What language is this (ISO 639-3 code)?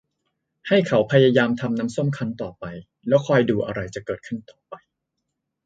tha